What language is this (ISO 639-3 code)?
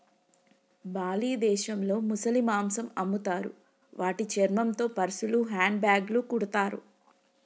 tel